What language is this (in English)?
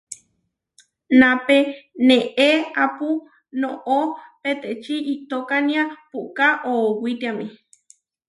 Huarijio